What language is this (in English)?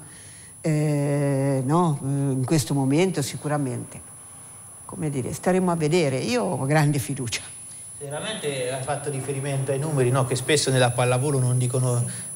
Italian